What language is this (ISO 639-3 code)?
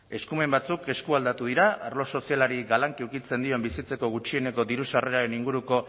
eus